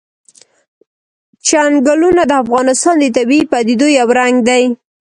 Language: Pashto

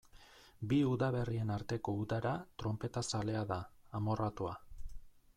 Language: Basque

